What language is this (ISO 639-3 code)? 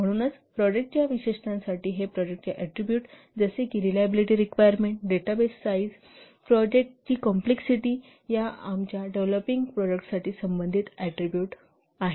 mar